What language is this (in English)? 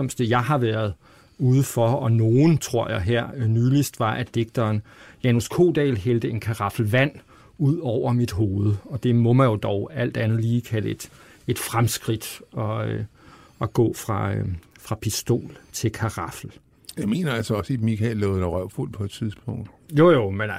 Danish